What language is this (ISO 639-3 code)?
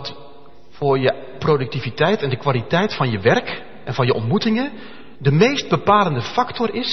nld